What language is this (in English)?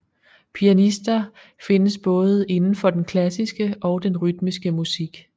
Danish